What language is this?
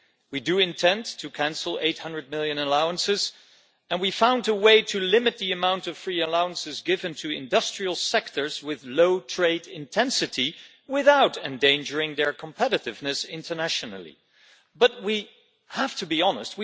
English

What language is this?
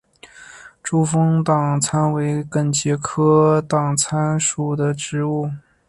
Chinese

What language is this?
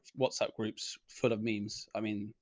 English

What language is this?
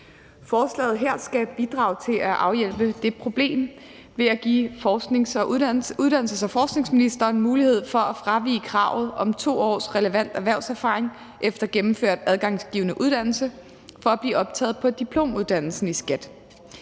Danish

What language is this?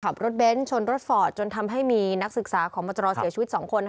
Thai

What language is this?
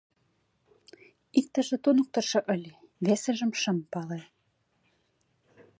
Mari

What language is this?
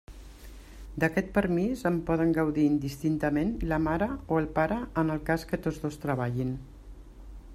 Catalan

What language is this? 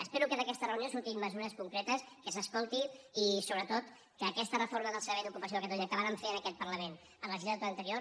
Catalan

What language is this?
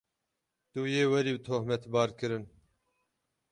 Kurdish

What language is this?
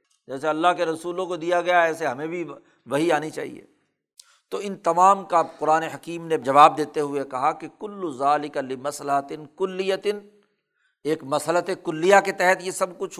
Urdu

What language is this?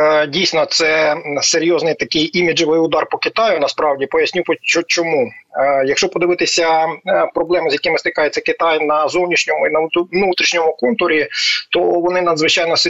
Ukrainian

